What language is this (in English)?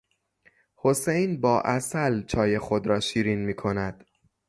Persian